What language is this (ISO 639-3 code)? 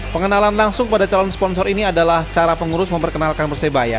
ind